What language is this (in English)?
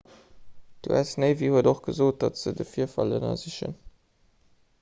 Luxembourgish